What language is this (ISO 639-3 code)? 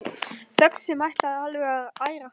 isl